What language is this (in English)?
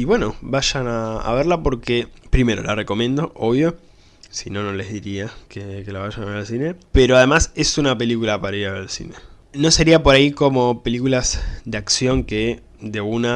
Spanish